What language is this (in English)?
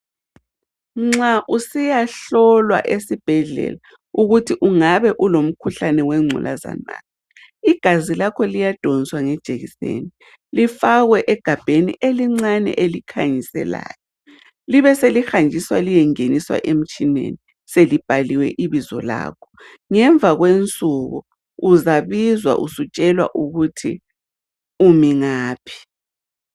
North Ndebele